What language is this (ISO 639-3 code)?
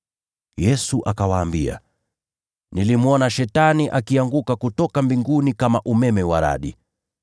swa